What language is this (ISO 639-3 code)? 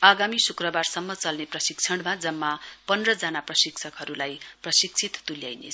nep